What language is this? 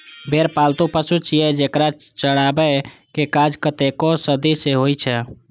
Maithili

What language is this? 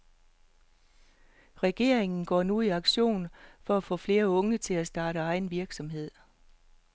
Danish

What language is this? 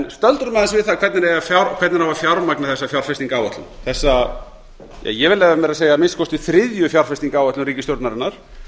Icelandic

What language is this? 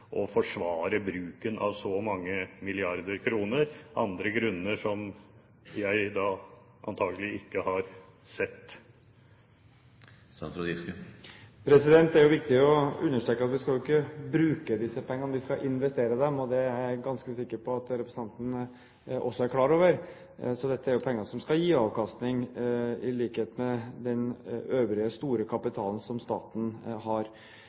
Norwegian Bokmål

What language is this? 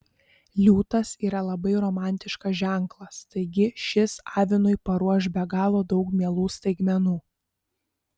Lithuanian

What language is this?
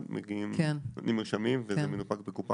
Hebrew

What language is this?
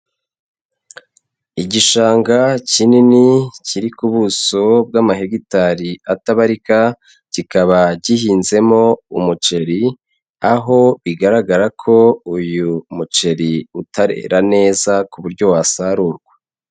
Kinyarwanda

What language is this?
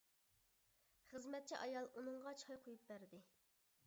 Uyghur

